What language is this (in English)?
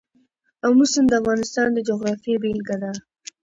Pashto